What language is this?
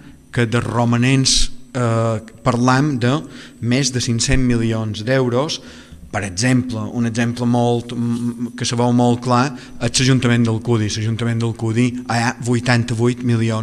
Dutch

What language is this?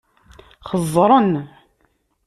Kabyle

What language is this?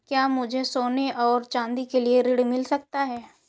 Hindi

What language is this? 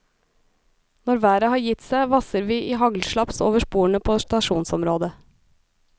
Norwegian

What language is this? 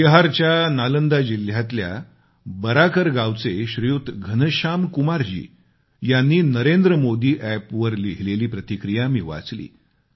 Marathi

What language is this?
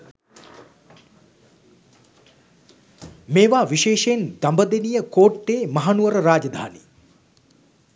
Sinhala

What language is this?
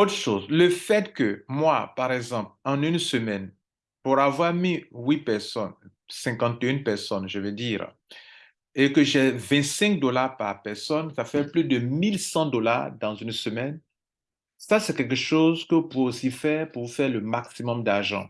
French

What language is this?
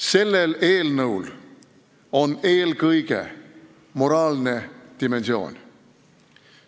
Estonian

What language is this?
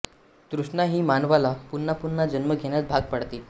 Marathi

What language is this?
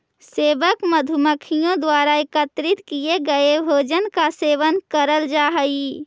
Magahi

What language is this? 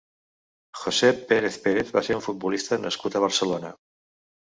Catalan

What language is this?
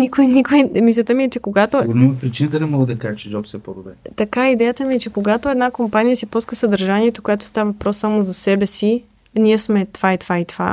Bulgarian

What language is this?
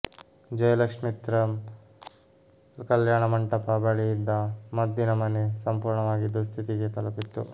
Kannada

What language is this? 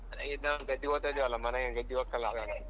Kannada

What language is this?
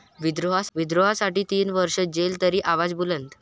Marathi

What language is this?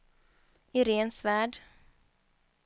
Swedish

